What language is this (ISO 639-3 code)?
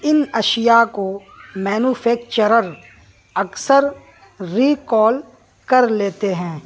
urd